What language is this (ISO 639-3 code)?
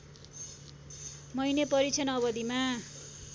nep